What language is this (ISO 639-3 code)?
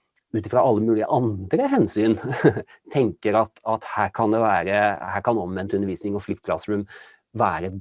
nor